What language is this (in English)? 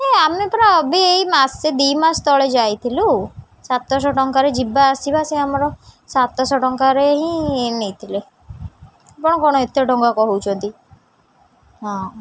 Odia